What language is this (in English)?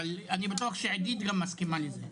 Hebrew